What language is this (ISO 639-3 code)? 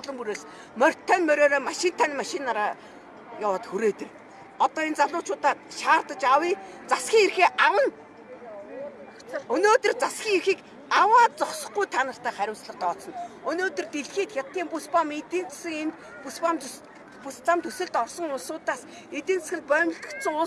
tur